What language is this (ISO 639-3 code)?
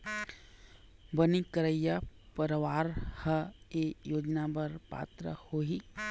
hne